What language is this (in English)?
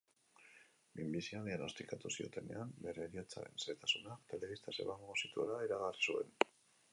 Basque